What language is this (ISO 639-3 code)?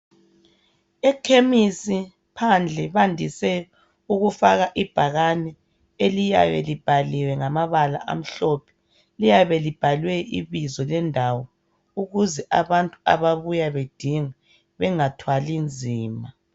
nde